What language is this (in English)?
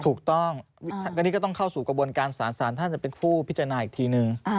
Thai